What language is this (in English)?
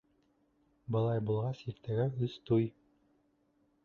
Bashkir